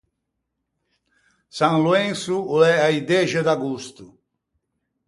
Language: Ligurian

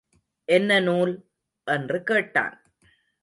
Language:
Tamil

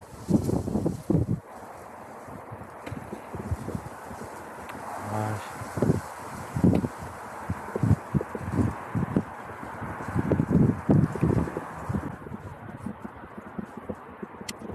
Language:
Korean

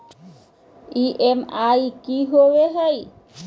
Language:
Magahi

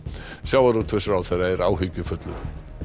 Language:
Icelandic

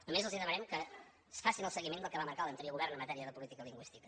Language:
Catalan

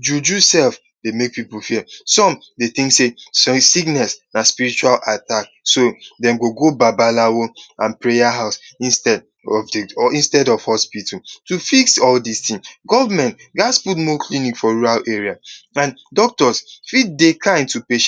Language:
Nigerian Pidgin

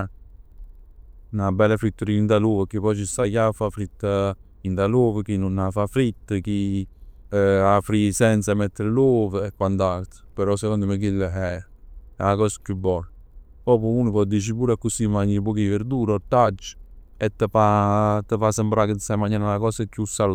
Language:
Neapolitan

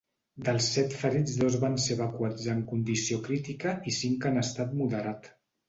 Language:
Catalan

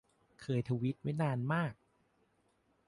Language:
Thai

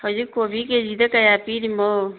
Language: Manipuri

